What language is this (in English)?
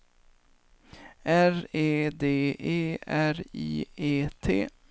Swedish